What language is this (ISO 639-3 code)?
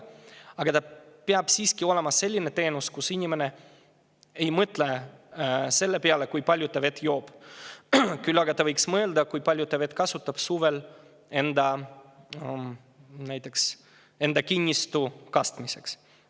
est